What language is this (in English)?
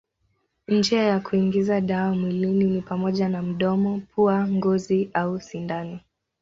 Swahili